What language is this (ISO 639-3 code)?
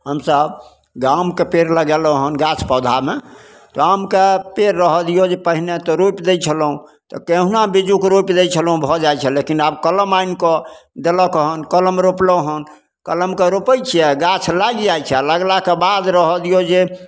mai